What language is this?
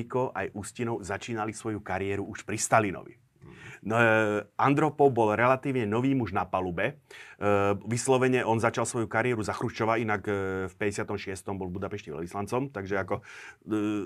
Slovak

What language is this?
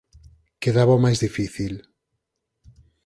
Galician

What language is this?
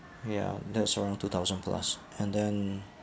English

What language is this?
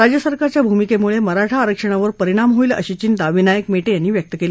Marathi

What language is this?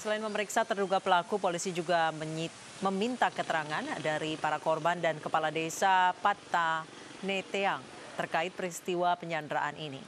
Indonesian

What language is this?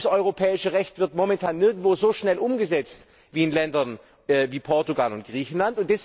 German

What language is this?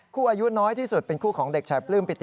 Thai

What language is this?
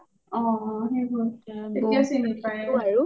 Assamese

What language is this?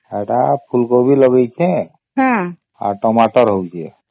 Odia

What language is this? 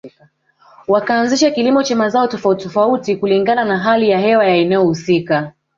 Swahili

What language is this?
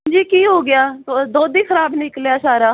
Punjabi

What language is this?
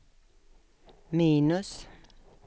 Swedish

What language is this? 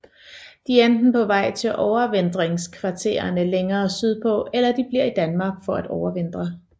Danish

